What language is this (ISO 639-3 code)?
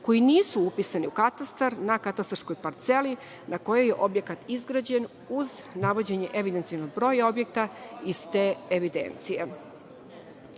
srp